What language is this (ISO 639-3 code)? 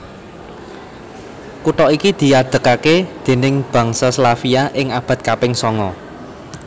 jav